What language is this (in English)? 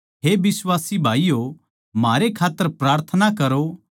Haryanvi